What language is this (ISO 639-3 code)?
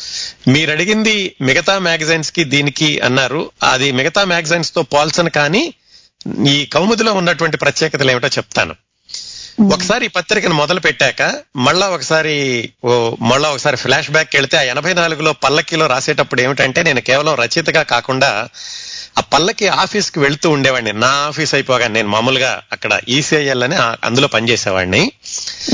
tel